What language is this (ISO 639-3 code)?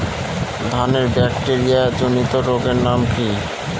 ben